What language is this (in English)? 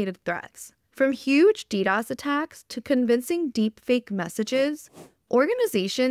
English